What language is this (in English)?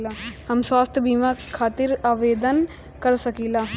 Bhojpuri